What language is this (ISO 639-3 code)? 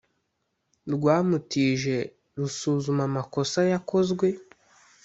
kin